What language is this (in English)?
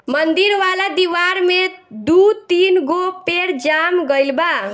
Bhojpuri